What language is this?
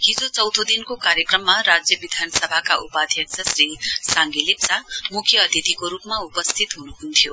Nepali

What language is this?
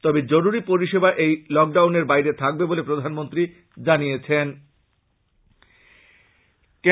Bangla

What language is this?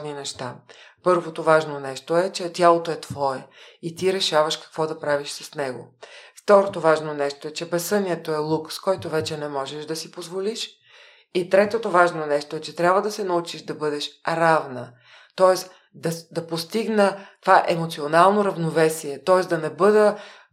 Bulgarian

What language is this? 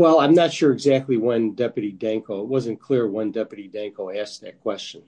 English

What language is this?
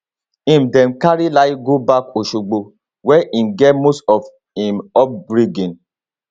Nigerian Pidgin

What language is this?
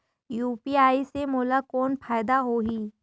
Chhattisgarhi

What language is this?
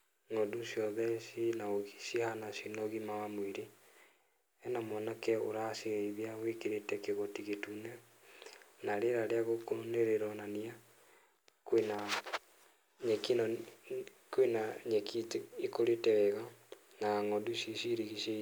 Kikuyu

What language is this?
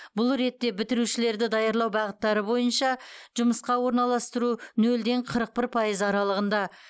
Kazakh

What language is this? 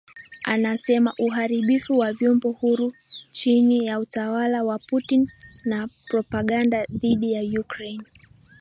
Swahili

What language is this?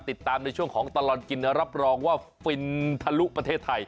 Thai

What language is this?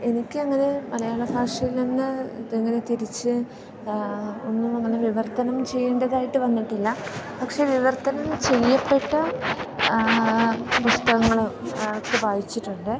Malayalam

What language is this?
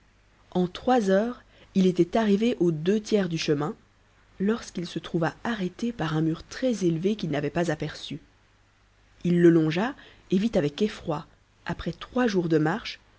French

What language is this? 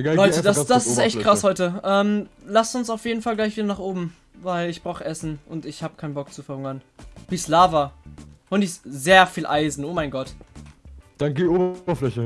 German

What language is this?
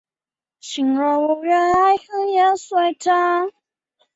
Chinese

